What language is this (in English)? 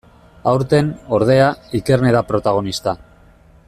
Basque